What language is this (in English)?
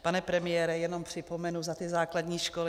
Czech